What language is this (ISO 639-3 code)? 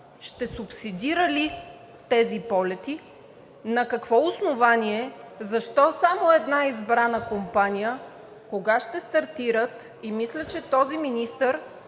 bul